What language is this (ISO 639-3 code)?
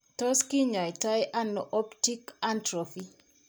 kln